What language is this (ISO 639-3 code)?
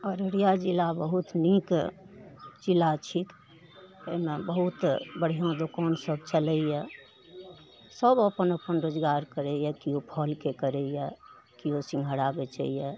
mai